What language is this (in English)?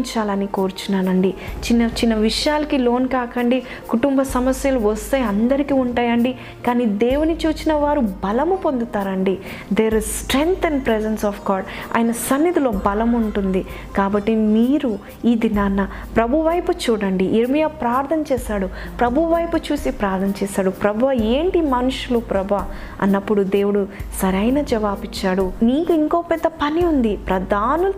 Telugu